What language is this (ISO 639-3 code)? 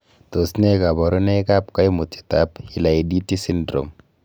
kln